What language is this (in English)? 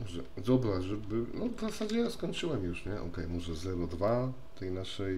Polish